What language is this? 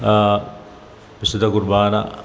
Malayalam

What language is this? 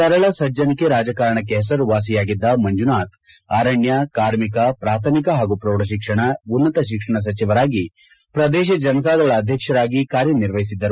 Kannada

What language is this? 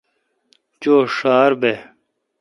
Kalkoti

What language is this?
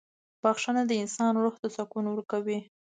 Pashto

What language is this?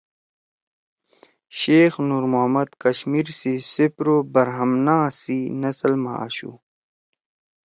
Torwali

